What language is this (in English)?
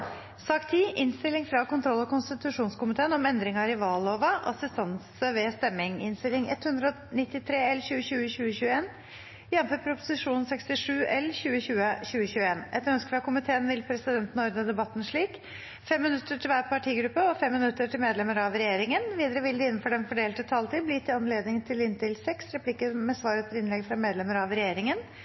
Norwegian Bokmål